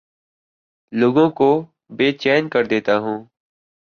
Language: Urdu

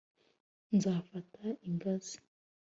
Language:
Kinyarwanda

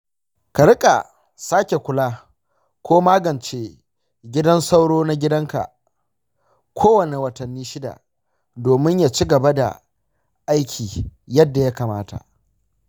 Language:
Hausa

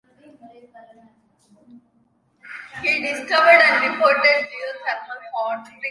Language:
English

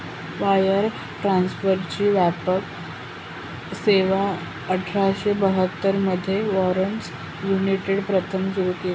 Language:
Marathi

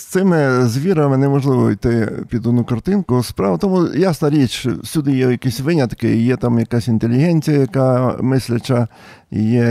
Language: Ukrainian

